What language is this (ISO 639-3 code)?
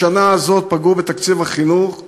heb